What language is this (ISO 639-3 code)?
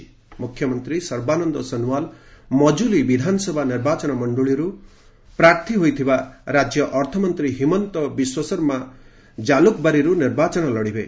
ori